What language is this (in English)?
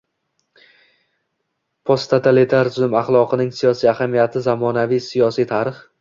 Uzbek